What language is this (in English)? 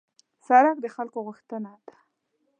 Pashto